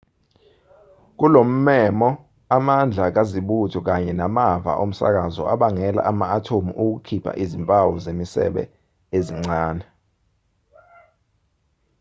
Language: Zulu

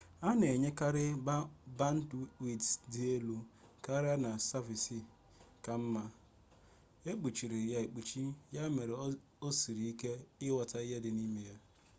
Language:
Igbo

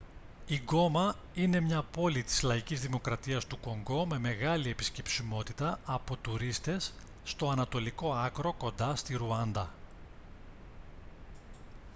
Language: Greek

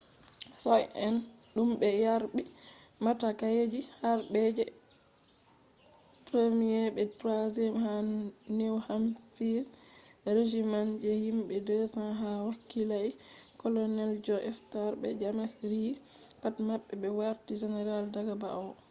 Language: Fula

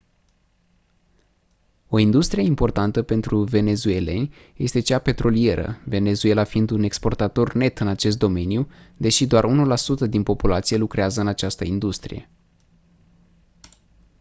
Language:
Romanian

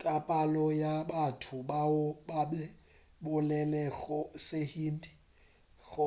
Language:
Northern Sotho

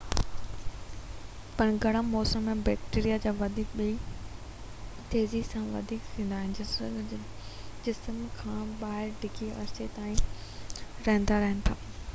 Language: Sindhi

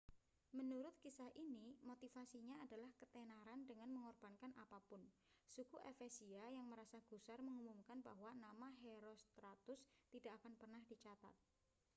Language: Indonesian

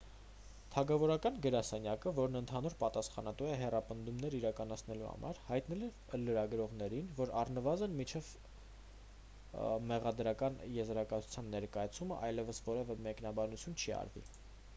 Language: Armenian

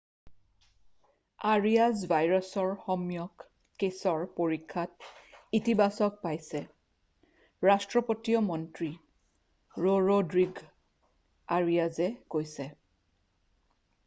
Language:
Assamese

